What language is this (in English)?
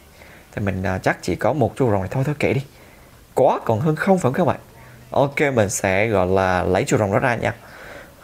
Vietnamese